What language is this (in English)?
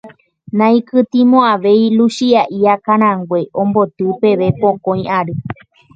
Guarani